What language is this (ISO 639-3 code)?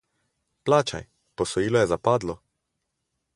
slv